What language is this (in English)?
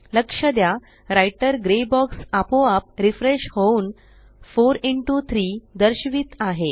Marathi